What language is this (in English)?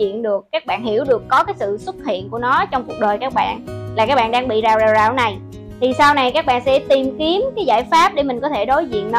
Vietnamese